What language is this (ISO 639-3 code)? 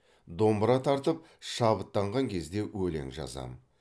kaz